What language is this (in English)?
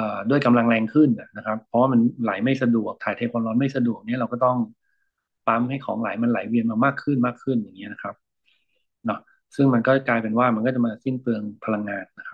Thai